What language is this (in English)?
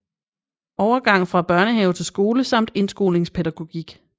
Danish